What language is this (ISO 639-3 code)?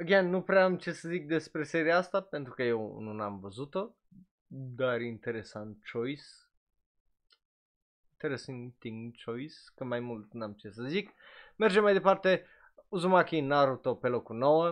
ron